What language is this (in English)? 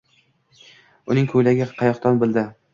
Uzbek